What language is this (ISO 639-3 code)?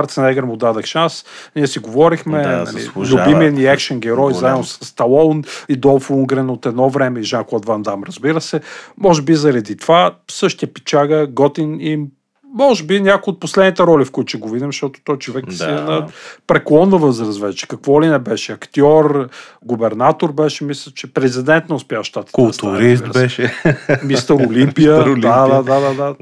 bul